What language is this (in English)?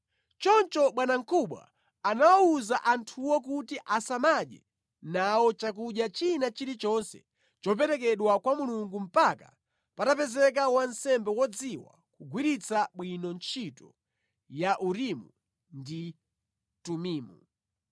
Nyanja